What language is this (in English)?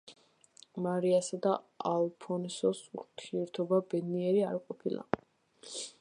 Georgian